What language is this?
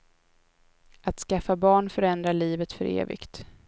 Swedish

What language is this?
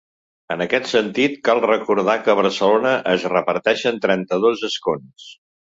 Catalan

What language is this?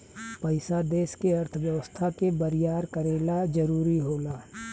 Bhojpuri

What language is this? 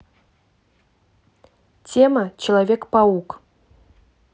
Russian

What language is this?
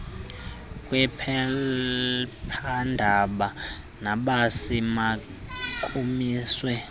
Xhosa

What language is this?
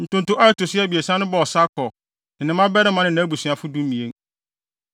Akan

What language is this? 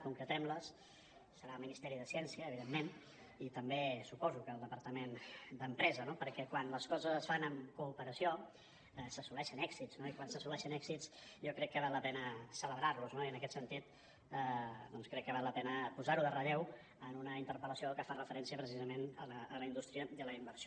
Catalan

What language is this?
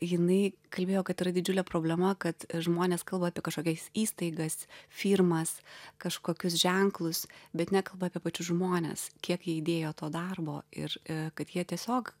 Lithuanian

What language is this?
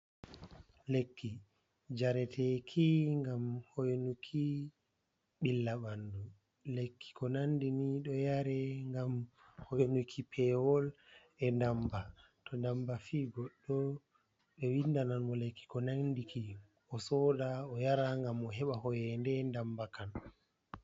Fula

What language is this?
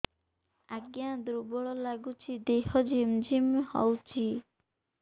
Odia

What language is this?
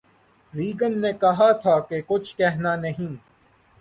Urdu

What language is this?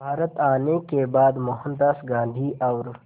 Hindi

